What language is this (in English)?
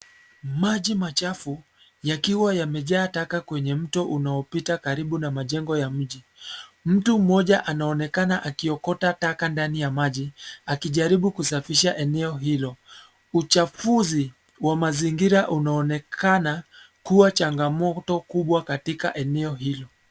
Swahili